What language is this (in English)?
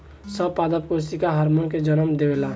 Bhojpuri